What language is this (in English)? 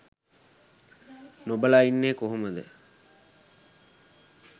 Sinhala